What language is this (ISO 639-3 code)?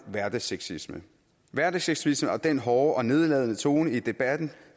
dan